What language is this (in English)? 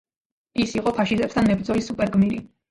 Georgian